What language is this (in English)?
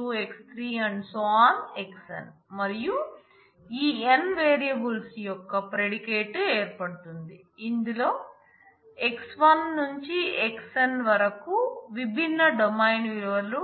Telugu